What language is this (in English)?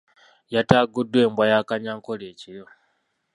Ganda